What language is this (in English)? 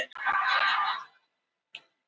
Icelandic